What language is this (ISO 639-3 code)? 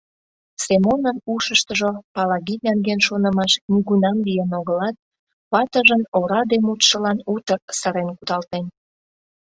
chm